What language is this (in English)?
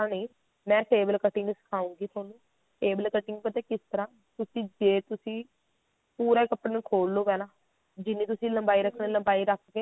Punjabi